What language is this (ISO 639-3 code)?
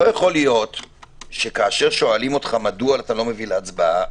heb